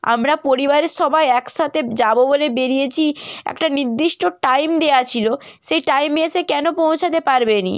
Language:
Bangla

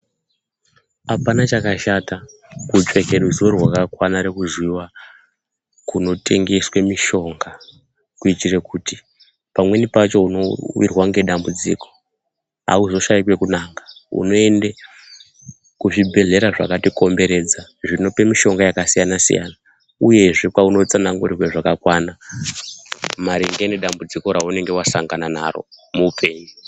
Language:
Ndau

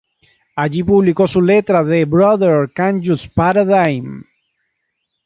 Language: Spanish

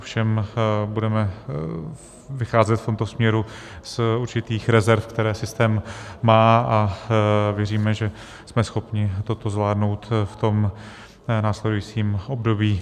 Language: Czech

